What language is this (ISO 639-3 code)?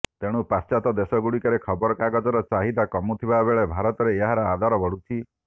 ori